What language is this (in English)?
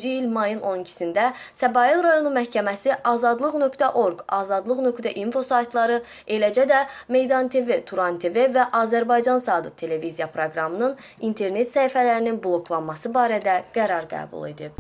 Azerbaijani